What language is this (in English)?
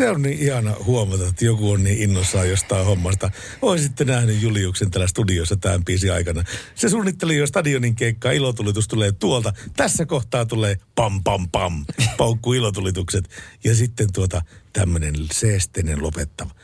Finnish